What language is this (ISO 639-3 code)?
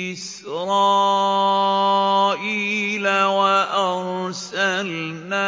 ara